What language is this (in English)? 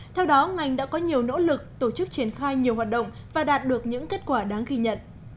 Vietnamese